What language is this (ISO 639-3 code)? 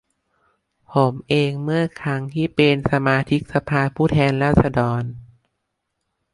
tha